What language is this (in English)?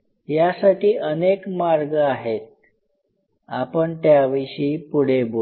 Marathi